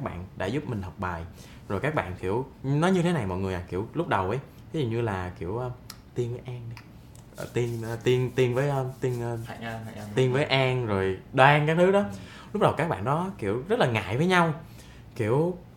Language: Vietnamese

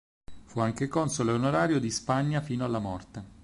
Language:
Italian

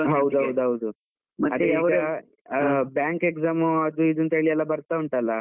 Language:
Kannada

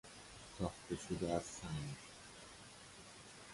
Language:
Persian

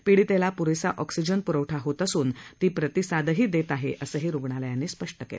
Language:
Marathi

